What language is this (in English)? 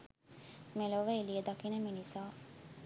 Sinhala